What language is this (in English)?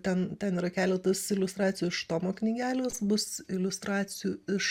Lithuanian